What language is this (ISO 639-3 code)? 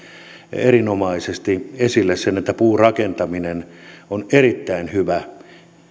fin